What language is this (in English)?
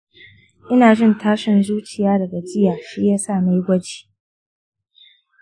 Hausa